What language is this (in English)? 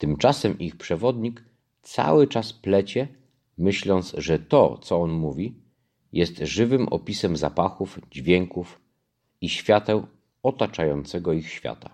Polish